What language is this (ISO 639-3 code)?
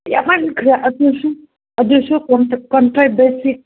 mni